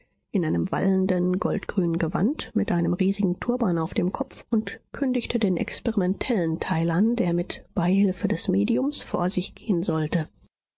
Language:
German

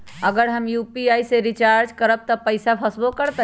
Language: Magahi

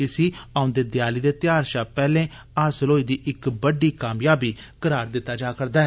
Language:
Dogri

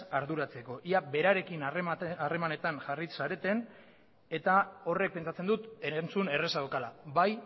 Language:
Basque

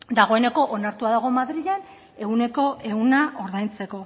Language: Basque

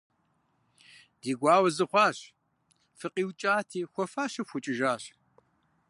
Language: Kabardian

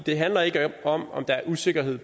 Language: Danish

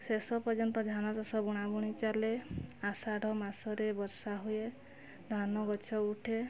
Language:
Odia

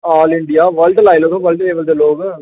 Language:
Dogri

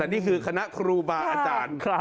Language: Thai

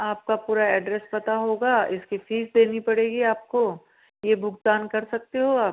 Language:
Hindi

